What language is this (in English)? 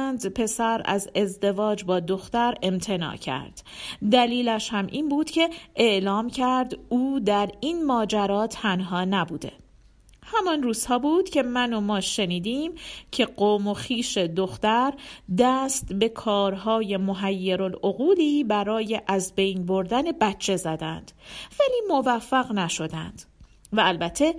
Persian